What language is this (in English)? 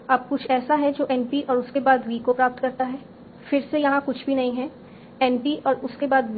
Hindi